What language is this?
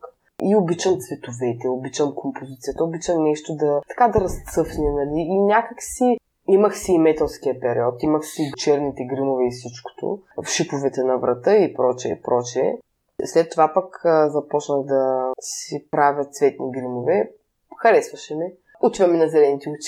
Bulgarian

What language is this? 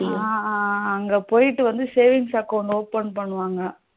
Tamil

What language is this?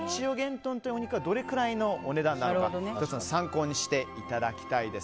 Japanese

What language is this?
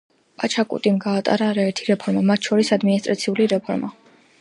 Georgian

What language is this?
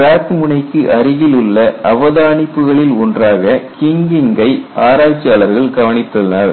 Tamil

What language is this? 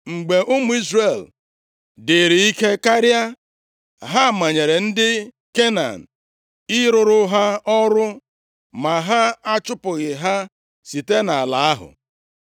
Igbo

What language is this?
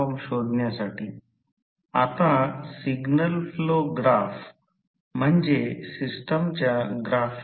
Marathi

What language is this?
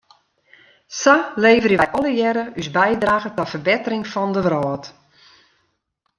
Western Frisian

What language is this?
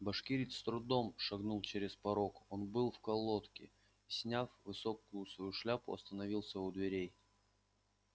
Russian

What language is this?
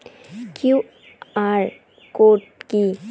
Bangla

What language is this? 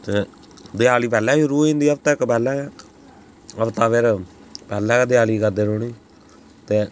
Dogri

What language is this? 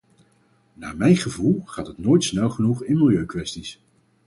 Dutch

